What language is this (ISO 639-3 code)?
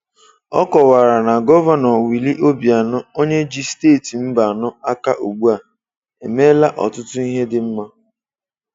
ibo